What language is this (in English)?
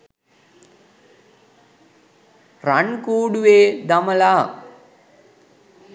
Sinhala